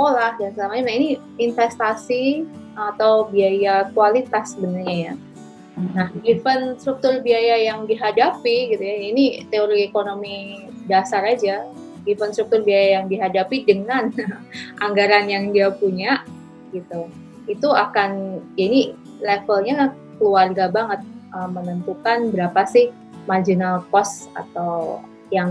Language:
Indonesian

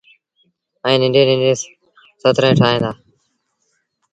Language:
Sindhi Bhil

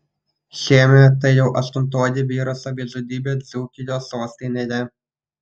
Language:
Lithuanian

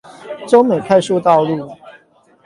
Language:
Chinese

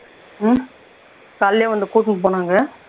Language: Tamil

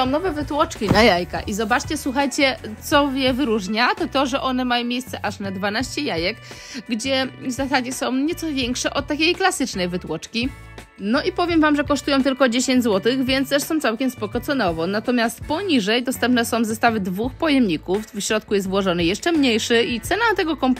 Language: Polish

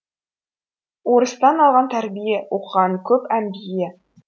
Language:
Kazakh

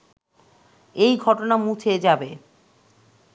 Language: Bangla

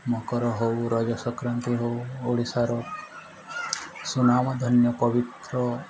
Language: Odia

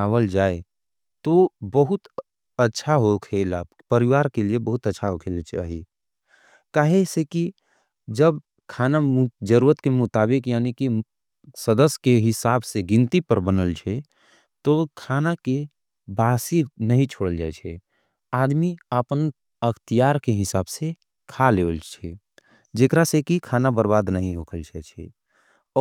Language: Angika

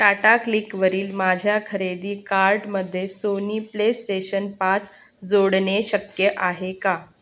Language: Marathi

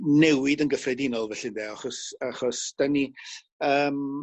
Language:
Welsh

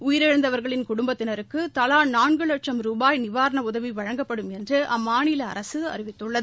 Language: Tamil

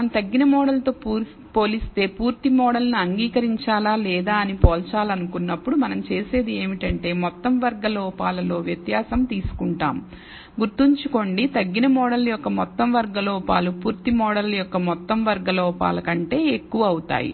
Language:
Telugu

